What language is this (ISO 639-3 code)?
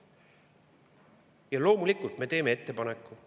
est